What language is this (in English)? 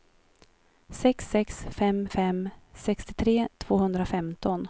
Swedish